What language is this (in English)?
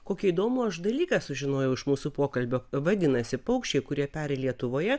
Lithuanian